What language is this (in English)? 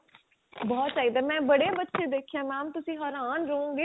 Punjabi